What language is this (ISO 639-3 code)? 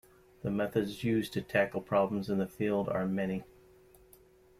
eng